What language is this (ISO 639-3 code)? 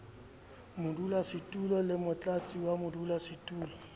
sot